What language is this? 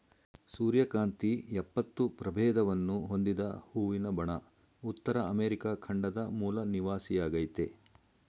Kannada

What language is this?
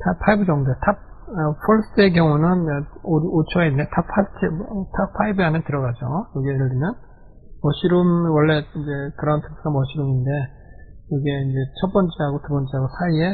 Korean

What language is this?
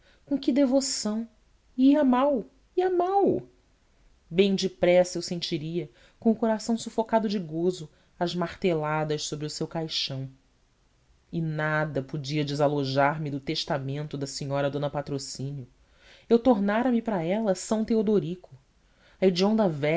Portuguese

